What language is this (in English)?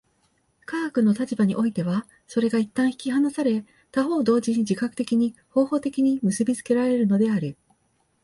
Japanese